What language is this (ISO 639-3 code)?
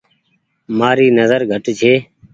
gig